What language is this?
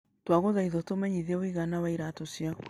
Kikuyu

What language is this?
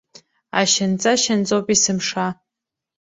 Abkhazian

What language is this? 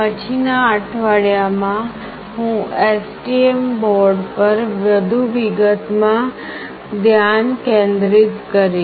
Gujarati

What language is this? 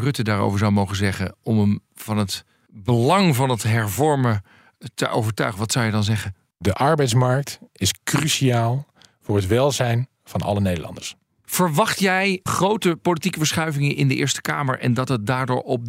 Dutch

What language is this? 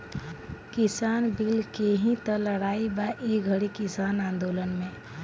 Bhojpuri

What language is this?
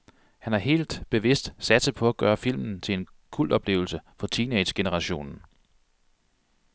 Danish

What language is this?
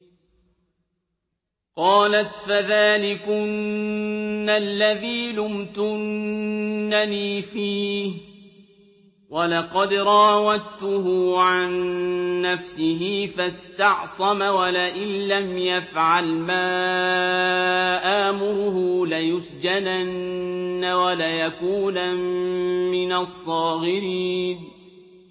Arabic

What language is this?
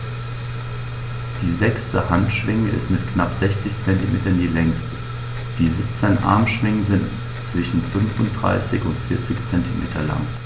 German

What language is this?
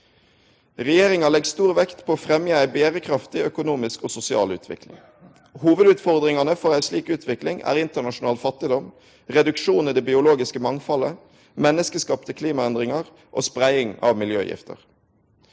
Norwegian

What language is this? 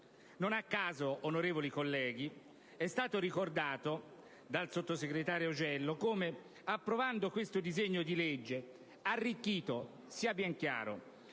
Italian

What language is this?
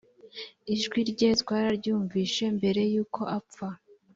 Kinyarwanda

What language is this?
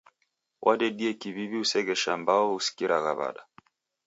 Taita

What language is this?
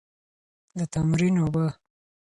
Pashto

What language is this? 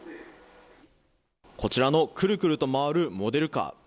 Japanese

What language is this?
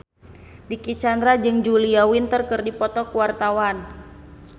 Sundanese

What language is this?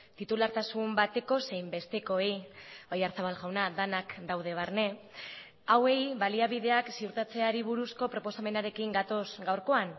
Basque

